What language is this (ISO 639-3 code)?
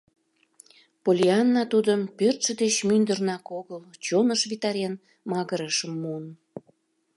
chm